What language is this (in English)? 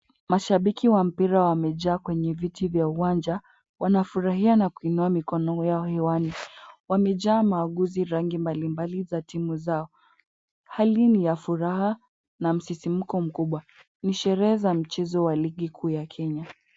Swahili